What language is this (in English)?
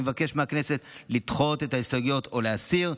Hebrew